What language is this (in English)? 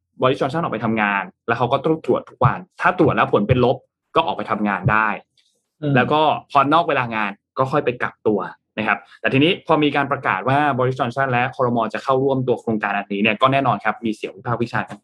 Thai